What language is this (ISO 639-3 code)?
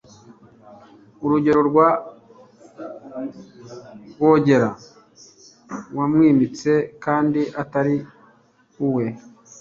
kin